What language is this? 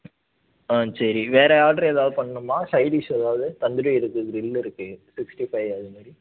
Tamil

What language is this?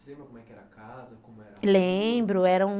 Portuguese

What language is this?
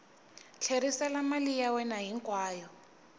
Tsonga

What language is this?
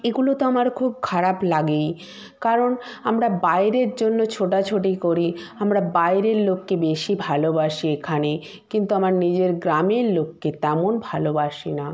Bangla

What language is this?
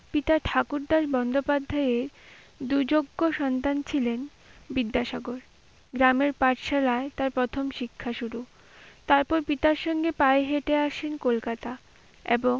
Bangla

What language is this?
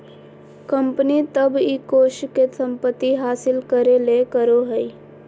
Magahi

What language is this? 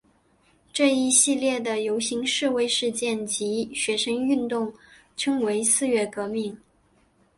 Chinese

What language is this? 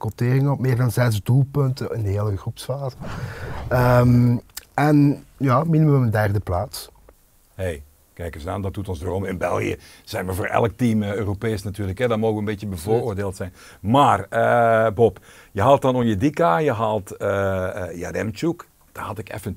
Dutch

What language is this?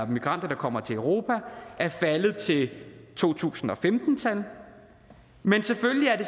Danish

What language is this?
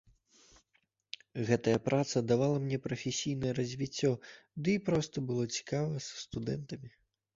Belarusian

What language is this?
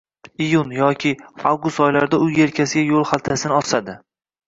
Uzbek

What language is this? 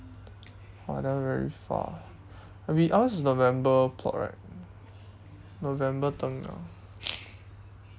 English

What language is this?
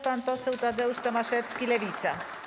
Polish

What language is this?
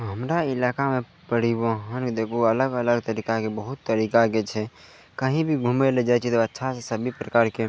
Maithili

